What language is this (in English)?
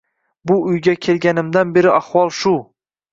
Uzbek